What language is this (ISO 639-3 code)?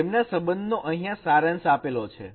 guj